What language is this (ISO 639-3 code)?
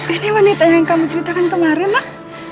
ind